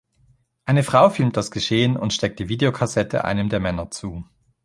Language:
German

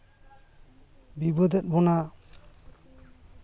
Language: Santali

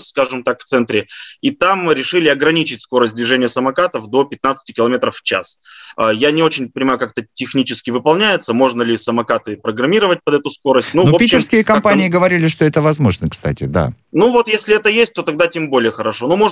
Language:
Russian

